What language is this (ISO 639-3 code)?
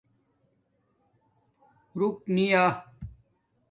dmk